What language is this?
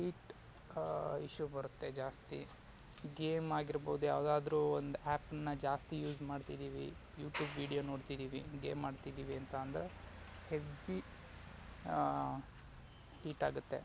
Kannada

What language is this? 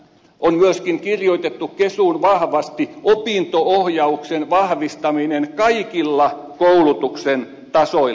Finnish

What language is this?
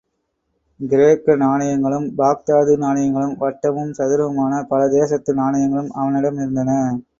Tamil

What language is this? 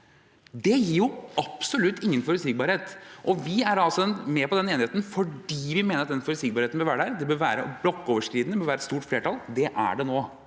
Norwegian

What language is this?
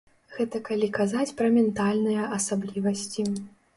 Belarusian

